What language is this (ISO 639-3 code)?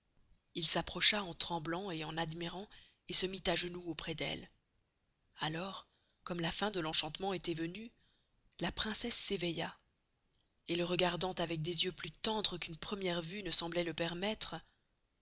fra